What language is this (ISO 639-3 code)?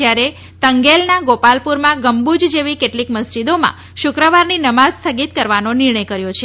guj